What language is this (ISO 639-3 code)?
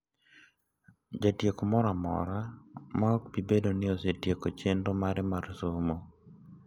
luo